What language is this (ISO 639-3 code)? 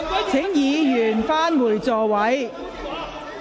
yue